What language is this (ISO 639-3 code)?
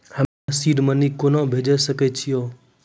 mai